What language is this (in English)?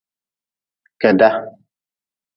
Nawdm